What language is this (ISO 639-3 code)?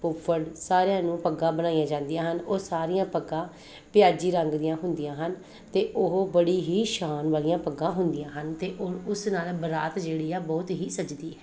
pan